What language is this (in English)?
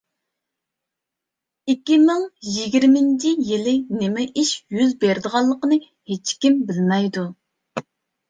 Uyghur